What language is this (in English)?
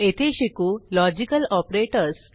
Marathi